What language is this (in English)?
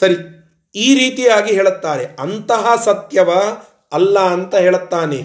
Kannada